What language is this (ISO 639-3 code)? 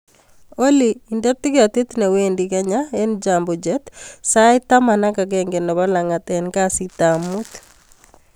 kln